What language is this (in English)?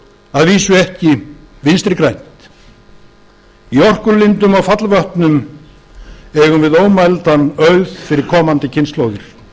Icelandic